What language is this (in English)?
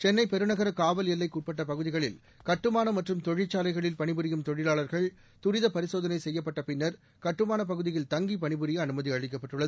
Tamil